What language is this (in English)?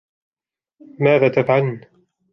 Arabic